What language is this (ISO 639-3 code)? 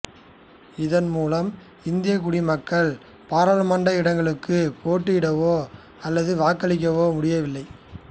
tam